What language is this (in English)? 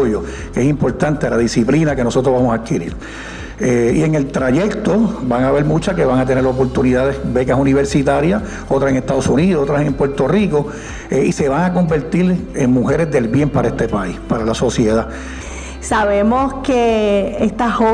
Spanish